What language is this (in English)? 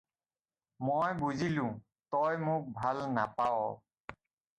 Assamese